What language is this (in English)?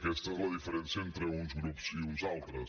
Catalan